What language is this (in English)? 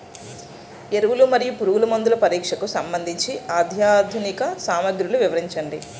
Telugu